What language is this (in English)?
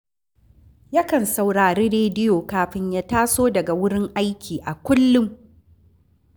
Hausa